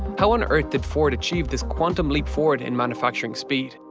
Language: English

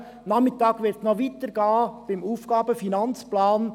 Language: Swiss German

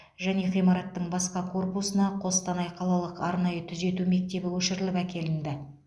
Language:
Kazakh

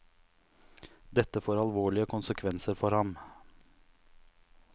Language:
Norwegian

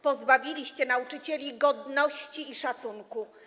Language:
Polish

